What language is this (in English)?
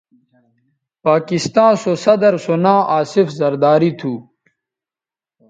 Bateri